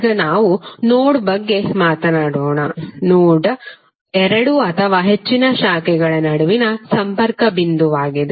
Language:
Kannada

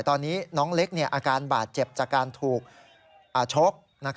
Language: Thai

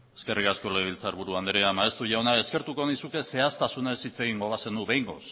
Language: Basque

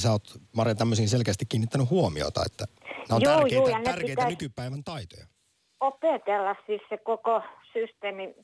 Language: Finnish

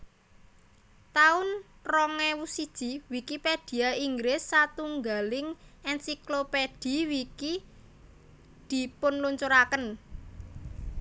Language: Javanese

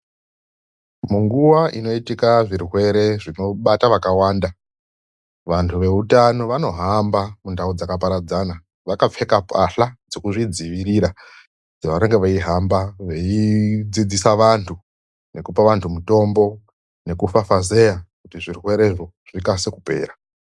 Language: Ndau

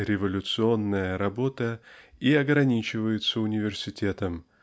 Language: Russian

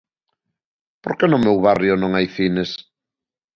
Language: Galician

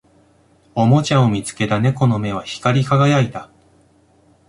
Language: Japanese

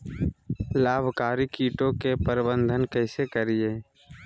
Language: Magahi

